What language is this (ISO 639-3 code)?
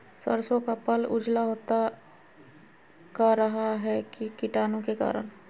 mag